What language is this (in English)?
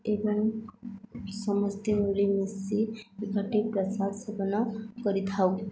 Odia